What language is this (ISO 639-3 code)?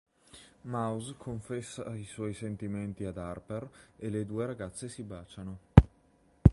ita